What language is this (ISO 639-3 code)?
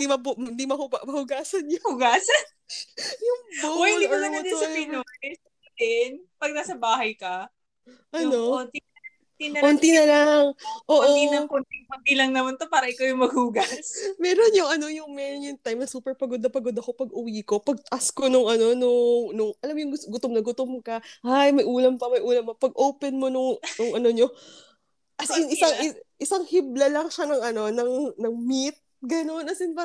fil